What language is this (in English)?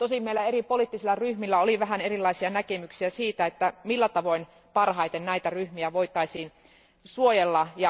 Finnish